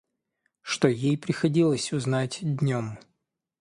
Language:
Russian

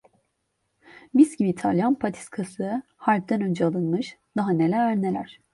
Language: Turkish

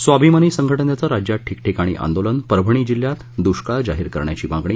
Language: Marathi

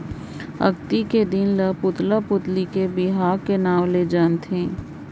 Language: Chhattisgarhi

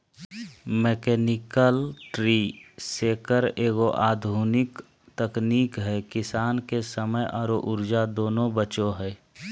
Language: Magahi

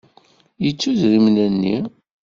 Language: Kabyle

